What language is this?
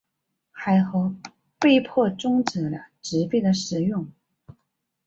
Chinese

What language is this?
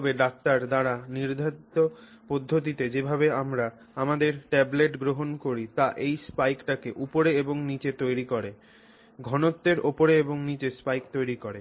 Bangla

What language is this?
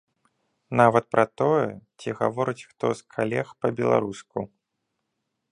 Belarusian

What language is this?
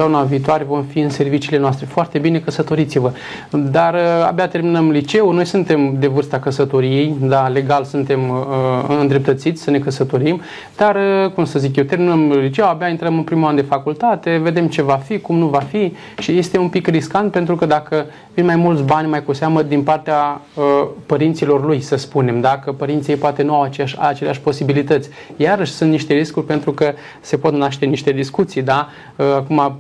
Romanian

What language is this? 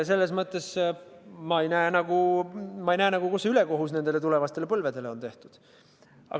Estonian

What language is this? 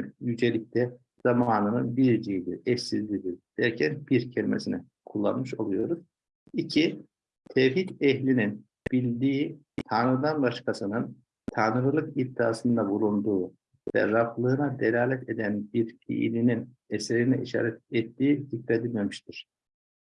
Turkish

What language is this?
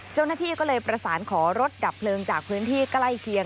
Thai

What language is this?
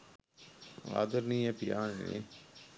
Sinhala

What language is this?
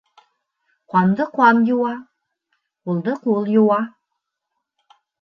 Bashkir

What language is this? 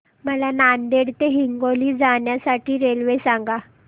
Marathi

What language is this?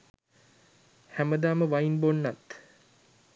Sinhala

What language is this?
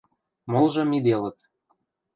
Western Mari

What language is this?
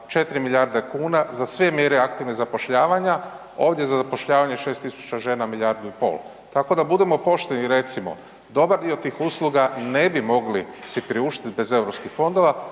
Croatian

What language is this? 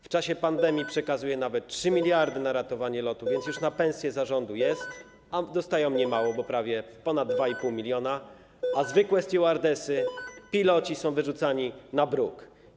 Polish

